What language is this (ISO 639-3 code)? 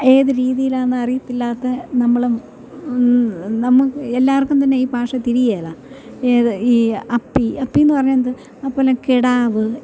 mal